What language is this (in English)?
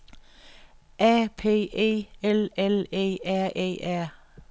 Danish